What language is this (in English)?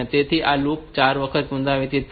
Gujarati